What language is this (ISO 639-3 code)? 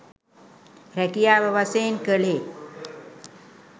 sin